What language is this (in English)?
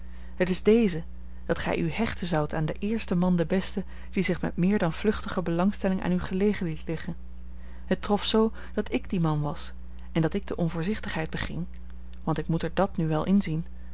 Dutch